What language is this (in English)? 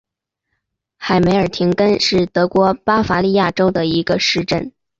Chinese